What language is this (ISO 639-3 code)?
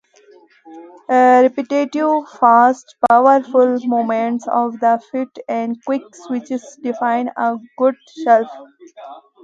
eng